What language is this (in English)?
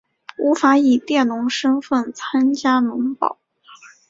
Chinese